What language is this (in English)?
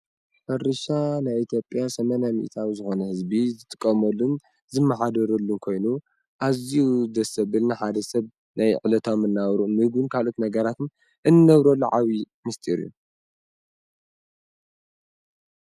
Tigrinya